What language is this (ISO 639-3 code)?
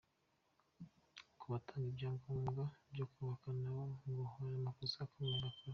kin